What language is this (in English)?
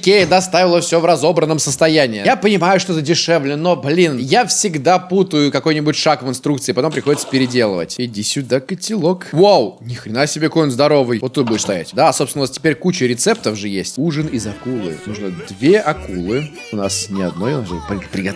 Russian